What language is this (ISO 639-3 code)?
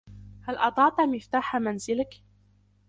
ara